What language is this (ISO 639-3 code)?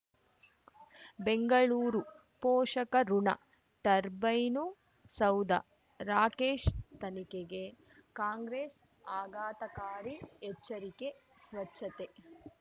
kan